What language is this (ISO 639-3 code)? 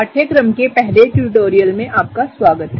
hin